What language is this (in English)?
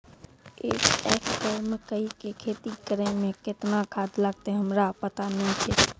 Maithili